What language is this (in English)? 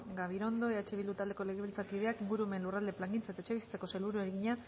Basque